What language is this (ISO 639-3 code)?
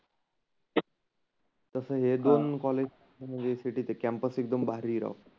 mar